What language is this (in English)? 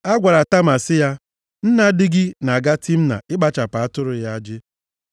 Igbo